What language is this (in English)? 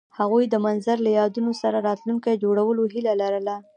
Pashto